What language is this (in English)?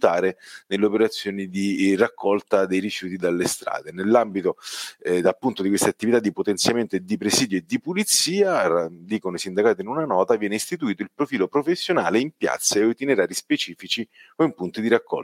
Italian